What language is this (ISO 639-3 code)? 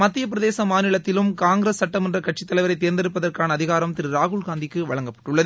tam